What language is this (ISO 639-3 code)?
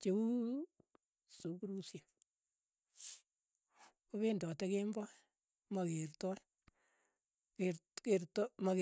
eyo